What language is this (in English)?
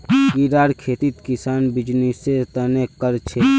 Magahi